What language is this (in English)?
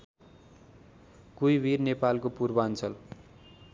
Nepali